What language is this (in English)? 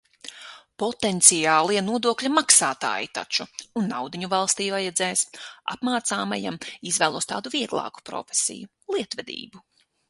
Latvian